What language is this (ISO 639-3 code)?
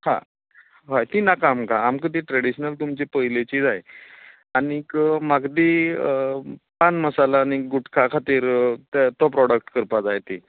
kok